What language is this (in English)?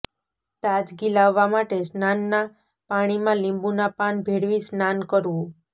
Gujarati